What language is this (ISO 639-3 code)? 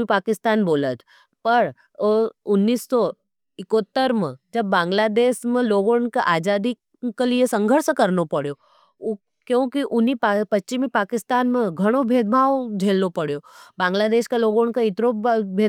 noe